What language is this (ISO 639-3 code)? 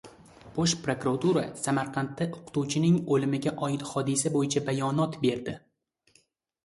uzb